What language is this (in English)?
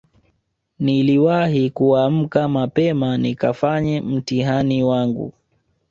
Swahili